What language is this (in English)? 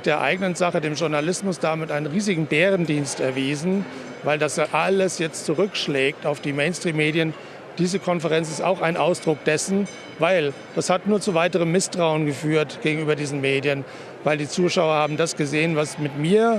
German